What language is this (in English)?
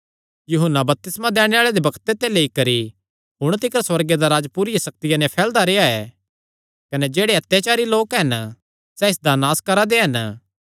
Kangri